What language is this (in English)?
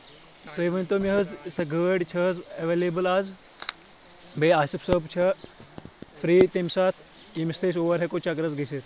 Kashmiri